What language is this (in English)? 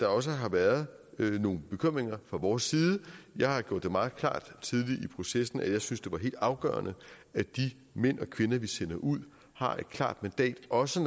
Danish